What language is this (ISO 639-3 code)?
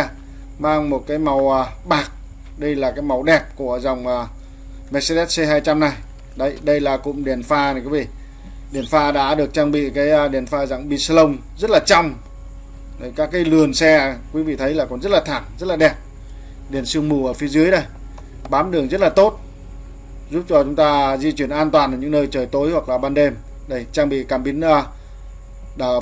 vie